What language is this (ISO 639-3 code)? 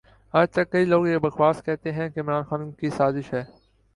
urd